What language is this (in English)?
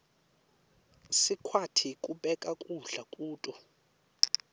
Swati